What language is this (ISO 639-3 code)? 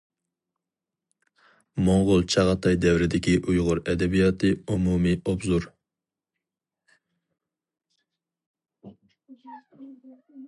uig